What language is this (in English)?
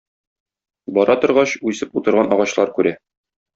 Tatar